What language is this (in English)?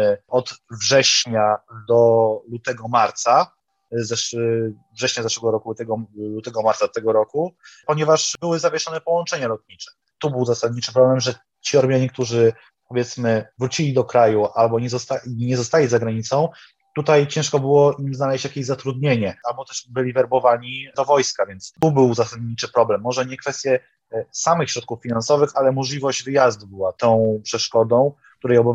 Polish